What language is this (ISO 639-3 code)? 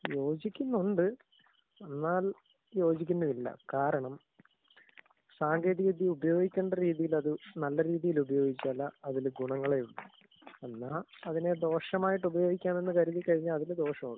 mal